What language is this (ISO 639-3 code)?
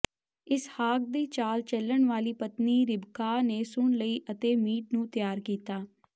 pan